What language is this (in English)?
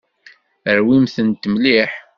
Kabyle